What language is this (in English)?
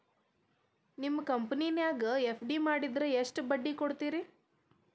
Kannada